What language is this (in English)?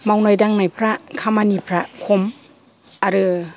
Bodo